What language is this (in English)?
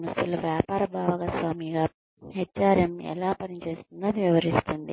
Telugu